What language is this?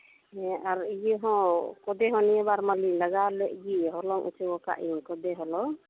Santali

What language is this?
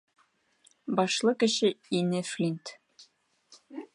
Bashkir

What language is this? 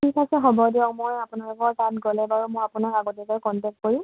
Assamese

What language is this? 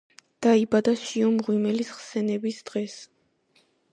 Georgian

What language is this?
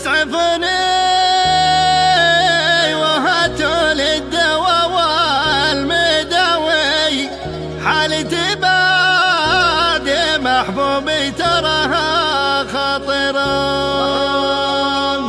Arabic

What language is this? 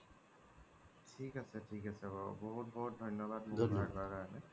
Assamese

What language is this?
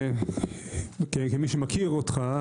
Hebrew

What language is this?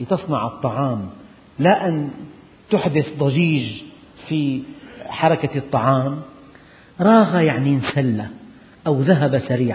Arabic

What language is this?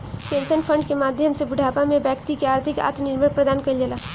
Bhojpuri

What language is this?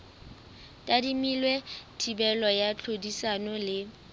Southern Sotho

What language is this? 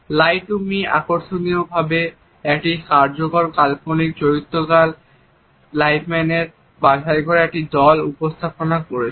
Bangla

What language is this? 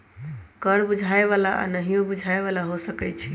Magahi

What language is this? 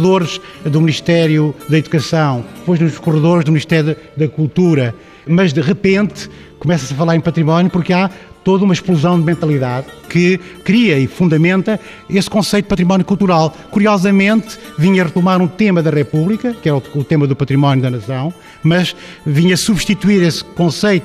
Portuguese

